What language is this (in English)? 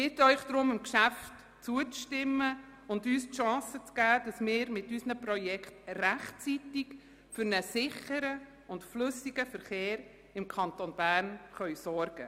Swiss German